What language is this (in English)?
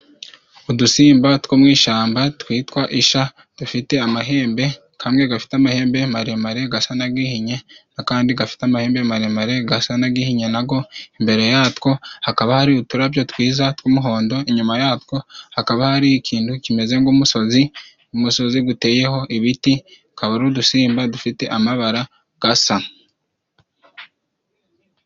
Kinyarwanda